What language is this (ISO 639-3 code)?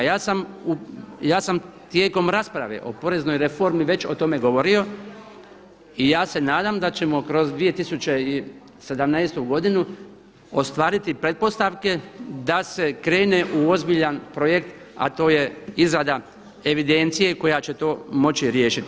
hrv